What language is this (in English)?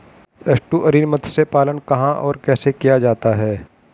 Hindi